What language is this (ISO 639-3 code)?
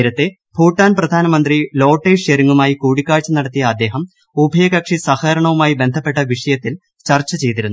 mal